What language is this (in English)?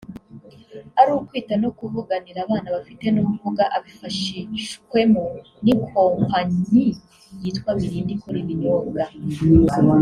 Kinyarwanda